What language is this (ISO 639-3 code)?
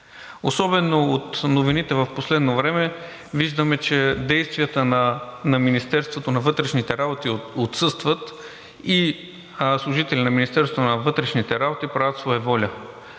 bul